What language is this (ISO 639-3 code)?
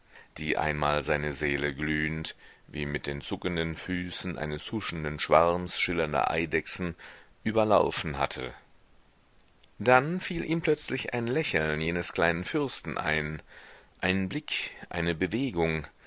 deu